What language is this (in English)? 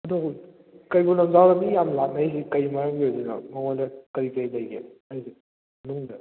Manipuri